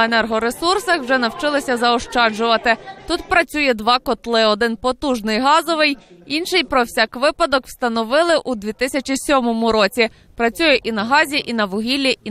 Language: Ukrainian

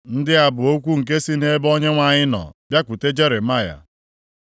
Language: Igbo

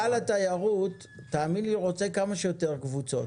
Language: Hebrew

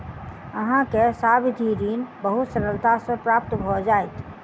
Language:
Maithili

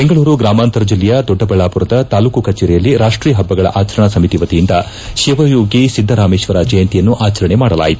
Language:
Kannada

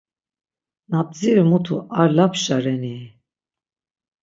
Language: Laz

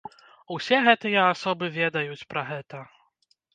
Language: Belarusian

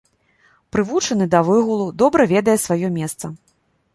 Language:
Belarusian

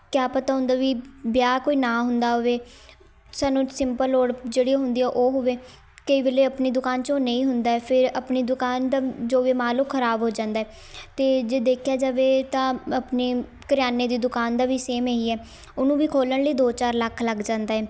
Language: Punjabi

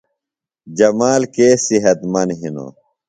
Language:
Phalura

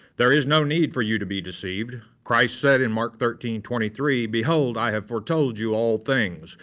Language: English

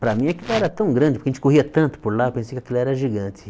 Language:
Portuguese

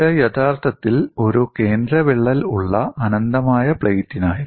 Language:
Malayalam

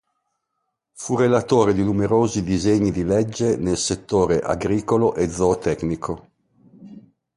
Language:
Italian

